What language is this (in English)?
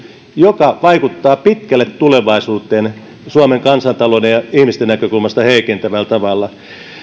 Finnish